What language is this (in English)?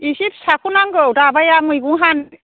Bodo